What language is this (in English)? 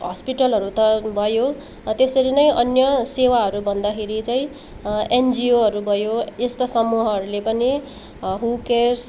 Nepali